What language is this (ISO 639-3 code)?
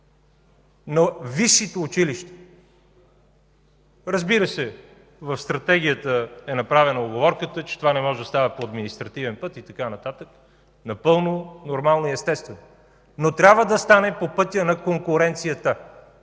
bul